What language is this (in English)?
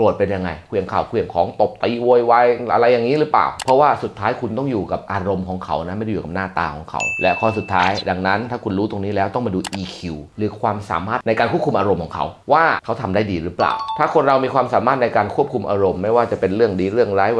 Thai